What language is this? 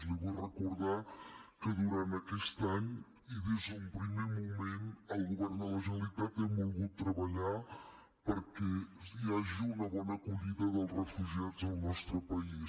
Catalan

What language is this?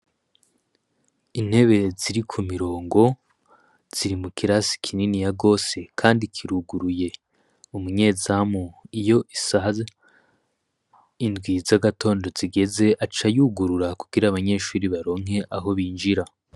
Rundi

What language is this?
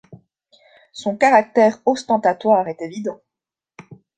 French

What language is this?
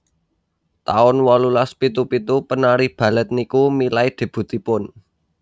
Javanese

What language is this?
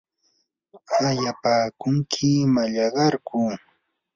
Yanahuanca Pasco Quechua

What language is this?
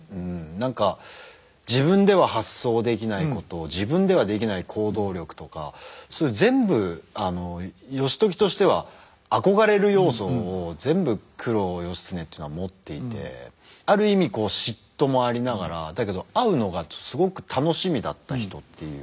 Japanese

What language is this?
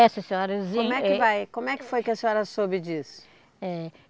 Portuguese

